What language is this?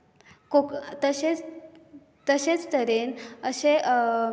Konkani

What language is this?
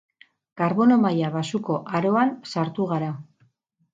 Basque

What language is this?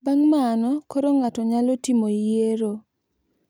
Luo (Kenya and Tanzania)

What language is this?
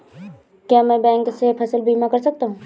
Hindi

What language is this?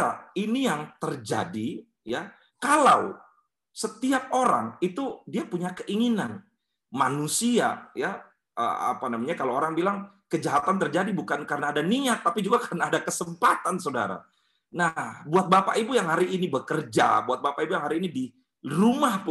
Indonesian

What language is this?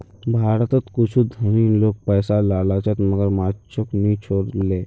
Magahi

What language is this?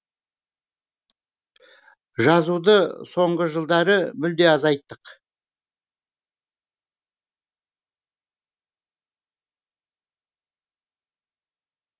Kazakh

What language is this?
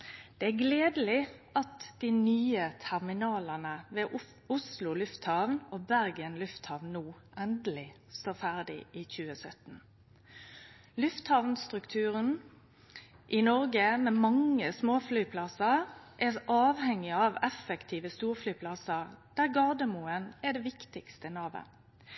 Norwegian Nynorsk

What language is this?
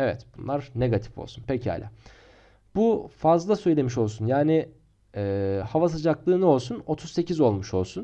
Turkish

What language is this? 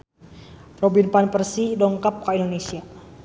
Sundanese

